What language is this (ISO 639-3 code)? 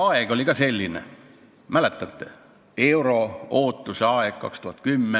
est